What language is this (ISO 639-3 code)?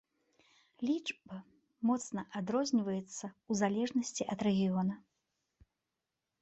bel